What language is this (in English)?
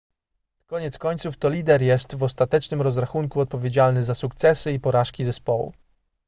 Polish